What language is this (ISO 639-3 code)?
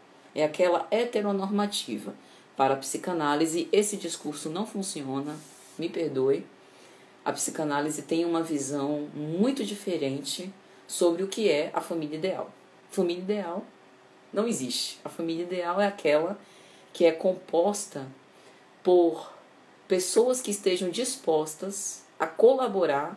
por